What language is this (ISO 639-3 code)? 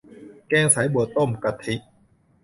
tha